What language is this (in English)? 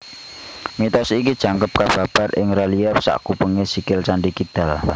Javanese